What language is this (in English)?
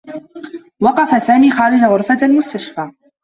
Arabic